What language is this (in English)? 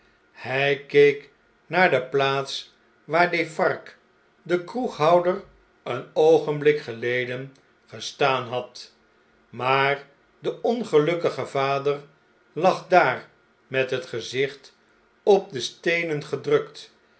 Dutch